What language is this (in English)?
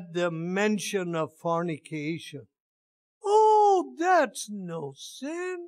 English